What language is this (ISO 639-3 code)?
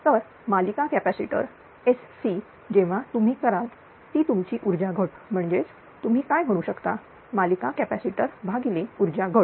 mar